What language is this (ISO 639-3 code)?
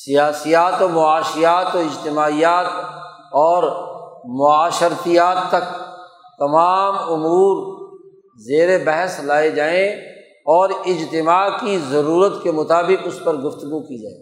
urd